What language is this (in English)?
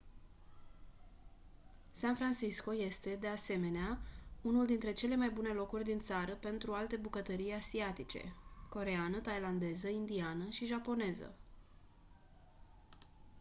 Romanian